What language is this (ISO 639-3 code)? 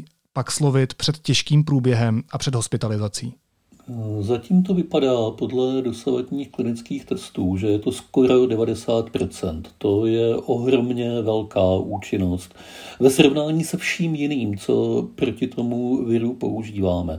ces